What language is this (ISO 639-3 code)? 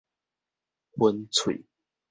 nan